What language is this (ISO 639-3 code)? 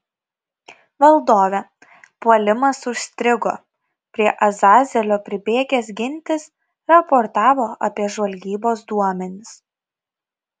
lit